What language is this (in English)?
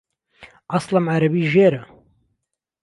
Central Kurdish